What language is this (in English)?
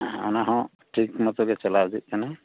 Santali